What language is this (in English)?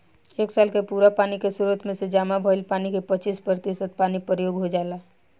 Bhojpuri